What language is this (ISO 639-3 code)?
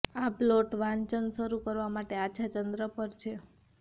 guj